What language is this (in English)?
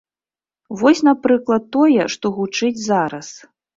Belarusian